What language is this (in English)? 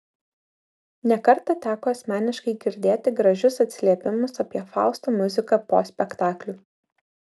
Lithuanian